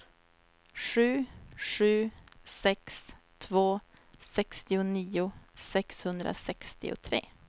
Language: Swedish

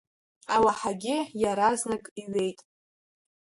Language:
Abkhazian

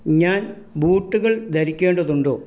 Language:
Malayalam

